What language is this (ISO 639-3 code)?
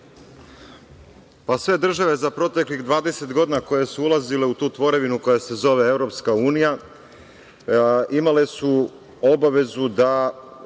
srp